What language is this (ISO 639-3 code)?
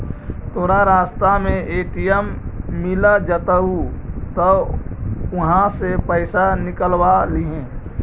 mag